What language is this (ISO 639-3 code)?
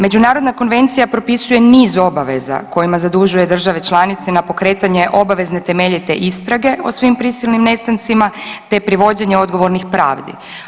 hrv